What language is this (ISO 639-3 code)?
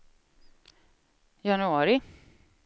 swe